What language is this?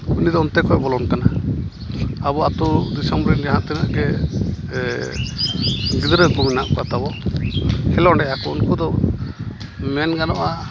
Santali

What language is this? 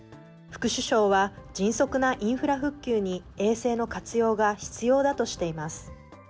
Japanese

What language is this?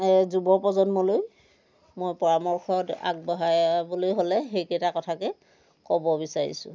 Assamese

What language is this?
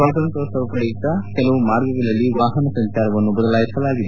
Kannada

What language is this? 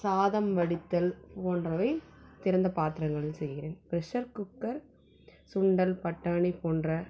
Tamil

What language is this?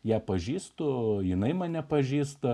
Lithuanian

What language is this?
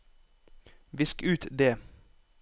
Norwegian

